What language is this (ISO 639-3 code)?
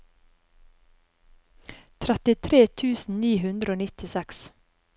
nor